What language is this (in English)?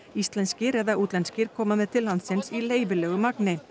Icelandic